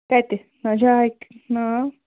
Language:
Kashmiri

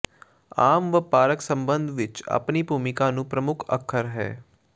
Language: Punjabi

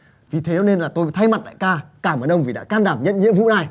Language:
Vietnamese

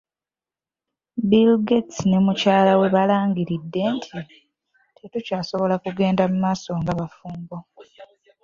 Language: Ganda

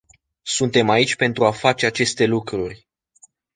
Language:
Romanian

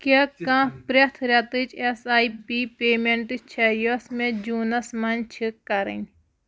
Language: Kashmiri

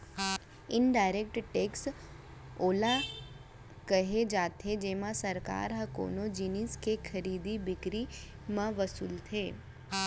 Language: Chhattisgarhi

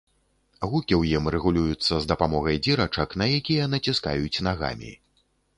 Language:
Belarusian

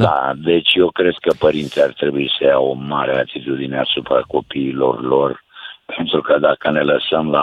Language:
Romanian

